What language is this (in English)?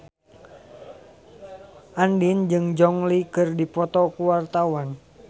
Sundanese